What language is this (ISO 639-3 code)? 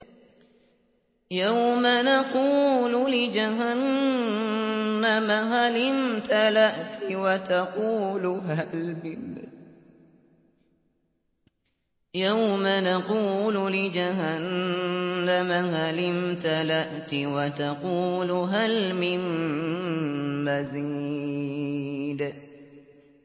ara